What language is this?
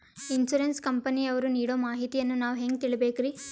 Kannada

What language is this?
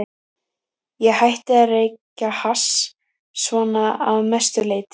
Icelandic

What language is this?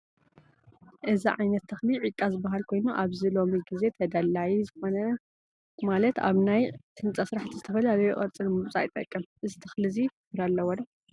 Tigrinya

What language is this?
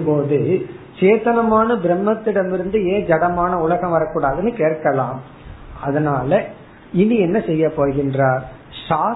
Tamil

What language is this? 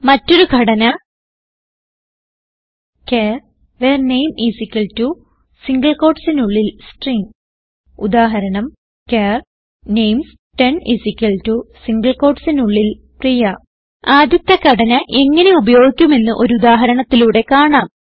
Malayalam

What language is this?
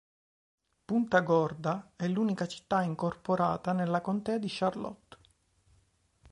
Italian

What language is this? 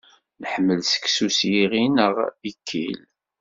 Kabyle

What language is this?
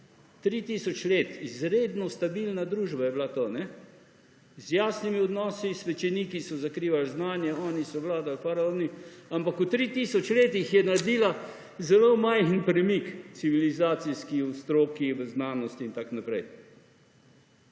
Slovenian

